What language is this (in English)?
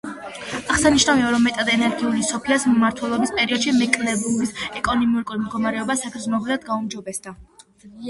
Georgian